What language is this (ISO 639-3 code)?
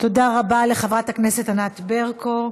heb